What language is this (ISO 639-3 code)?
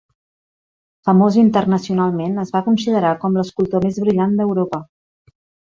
cat